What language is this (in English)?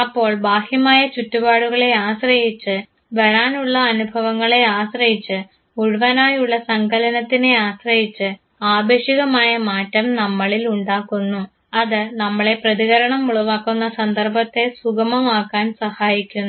Malayalam